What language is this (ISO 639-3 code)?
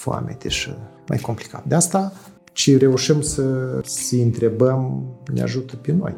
ron